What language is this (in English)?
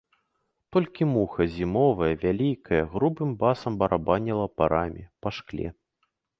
Belarusian